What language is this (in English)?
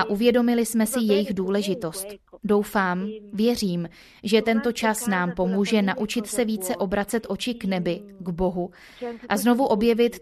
Czech